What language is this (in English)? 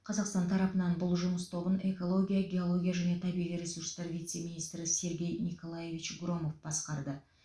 Kazakh